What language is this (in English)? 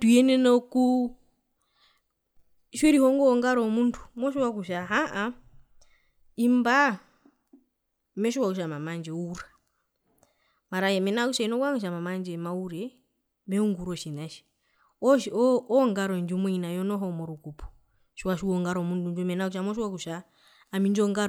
Herero